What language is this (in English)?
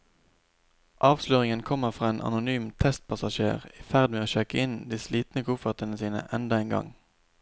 Norwegian